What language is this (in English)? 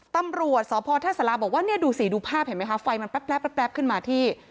Thai